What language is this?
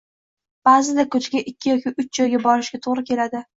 Uzbek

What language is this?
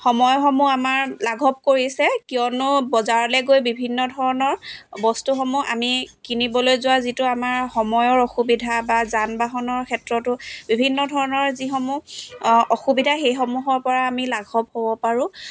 Assamese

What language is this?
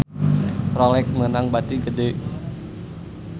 Sundanese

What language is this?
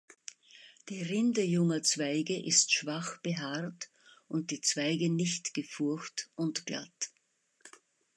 German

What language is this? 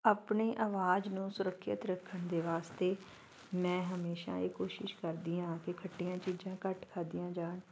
Punjabi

